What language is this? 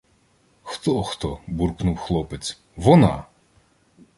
Ukrainian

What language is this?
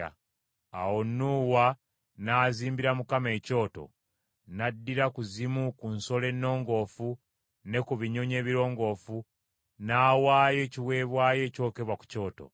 Ganda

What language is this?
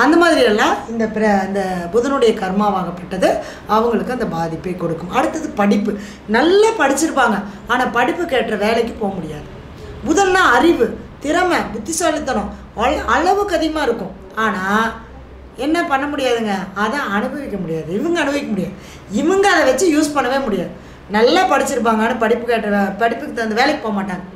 Tamil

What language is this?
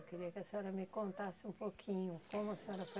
Portuguese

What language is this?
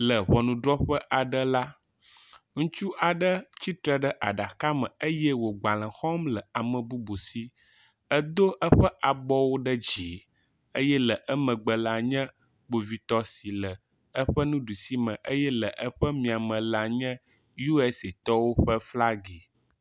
Ewe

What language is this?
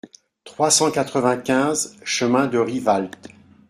French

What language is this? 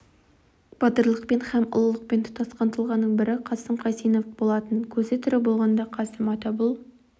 Kazakh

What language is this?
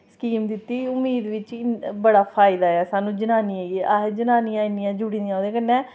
Dogri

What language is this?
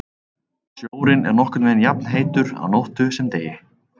Icelandic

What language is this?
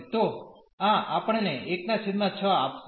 Gujarati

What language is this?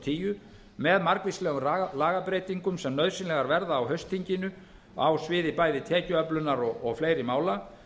Icelandic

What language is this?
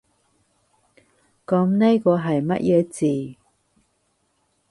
Cantonese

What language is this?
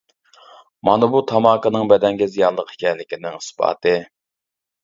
Uyghur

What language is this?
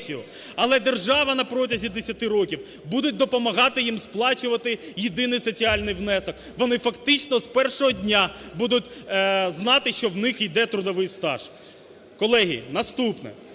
Ukrainian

